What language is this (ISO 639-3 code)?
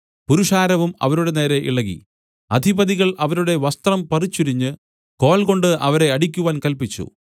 mal